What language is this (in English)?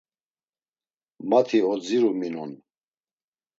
Laz